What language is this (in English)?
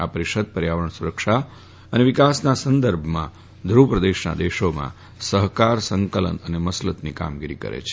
Gujarati